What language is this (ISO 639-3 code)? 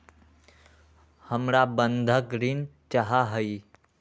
mag